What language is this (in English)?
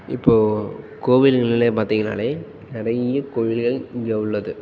Tamil